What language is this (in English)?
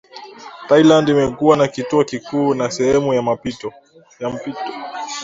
Swahili